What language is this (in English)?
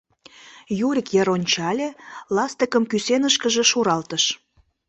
Mari